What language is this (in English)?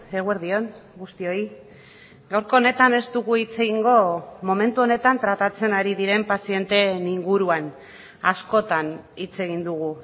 Basque